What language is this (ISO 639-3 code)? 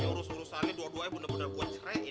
ind